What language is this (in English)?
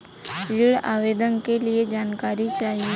Bhojpuri